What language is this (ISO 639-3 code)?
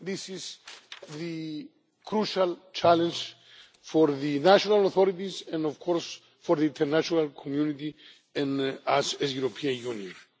eng